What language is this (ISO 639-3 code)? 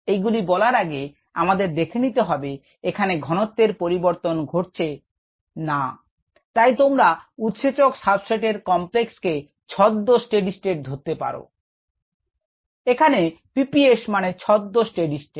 ben